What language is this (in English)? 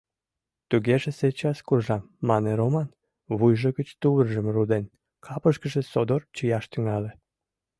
Mari